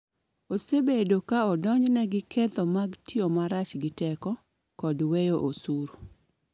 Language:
Luo (Kenya and Tanzania)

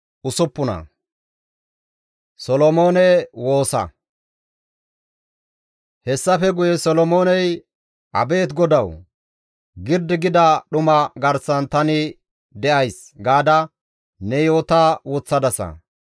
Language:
Gamo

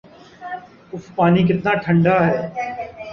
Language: Urdu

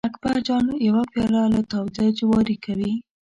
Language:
Pashto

